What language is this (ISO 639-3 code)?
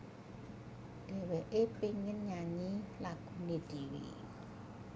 jav